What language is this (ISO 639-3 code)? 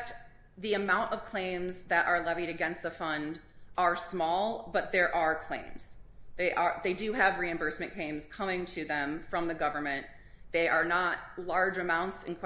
eng